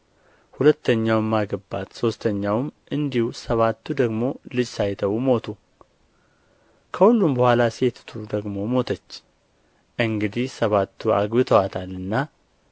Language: Amharic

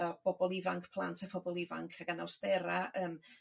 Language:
Welsh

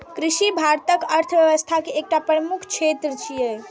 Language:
Maithili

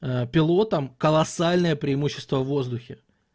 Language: Russian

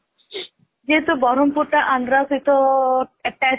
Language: Odia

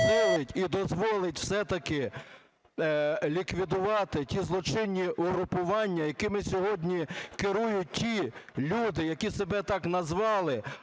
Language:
Ukrainian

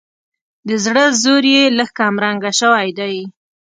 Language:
Pashto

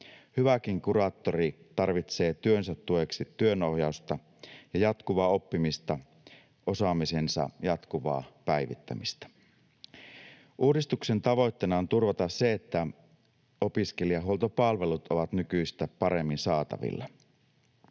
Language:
Finnish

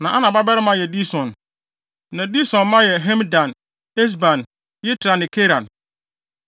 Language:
Akan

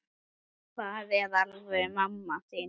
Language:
Icelandic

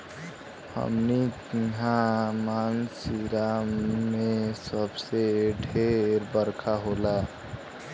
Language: Bhojpuri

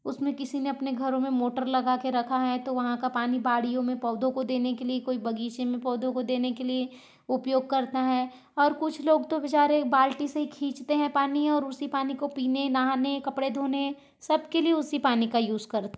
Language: Hindi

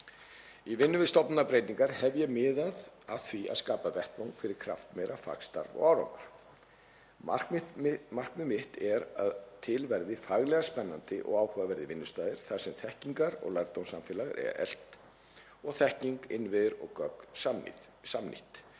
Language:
Icelandic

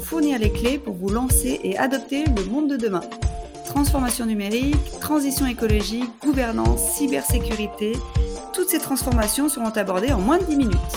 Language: French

